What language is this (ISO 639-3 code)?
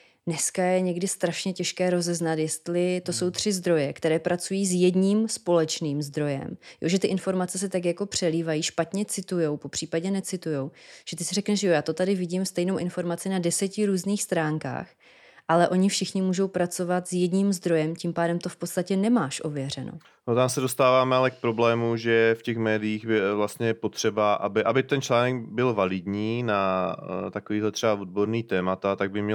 ces